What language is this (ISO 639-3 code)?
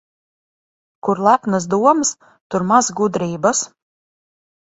lav